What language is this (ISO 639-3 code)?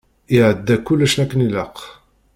kab